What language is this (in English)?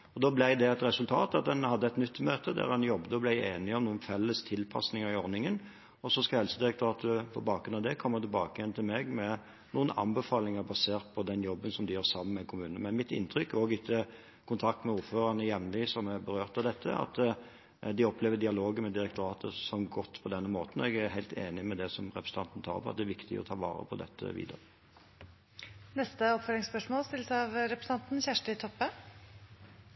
Norwegian